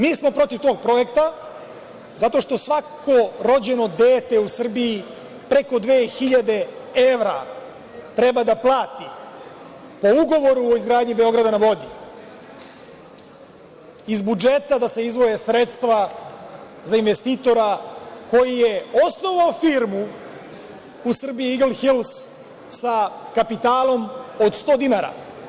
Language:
Serbian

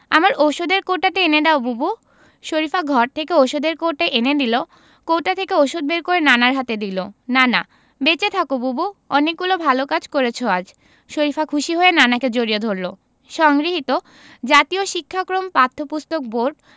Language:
Bangla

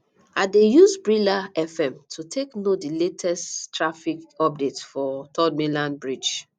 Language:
Nigerian Pidgin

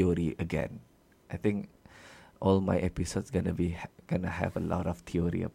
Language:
Malay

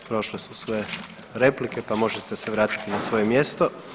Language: Croatian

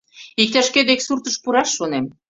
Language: Mari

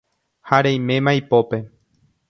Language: Guarani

